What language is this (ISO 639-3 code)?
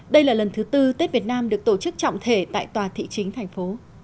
vie